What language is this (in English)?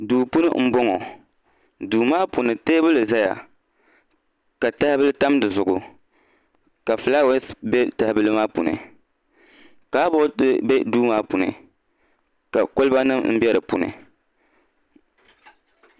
Dagbani